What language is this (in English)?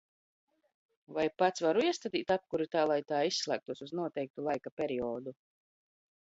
Latvian